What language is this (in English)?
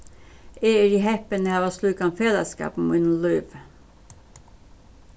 Faroese